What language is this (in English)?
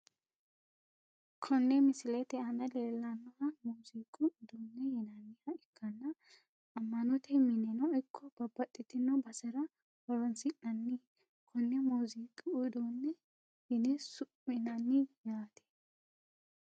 Sidamo